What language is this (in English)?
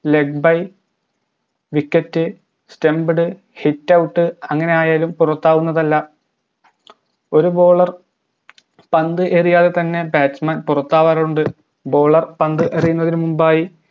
Malayalam